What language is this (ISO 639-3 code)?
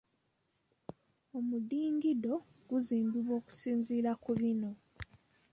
lug